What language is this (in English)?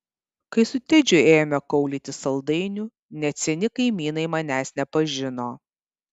Lithuanian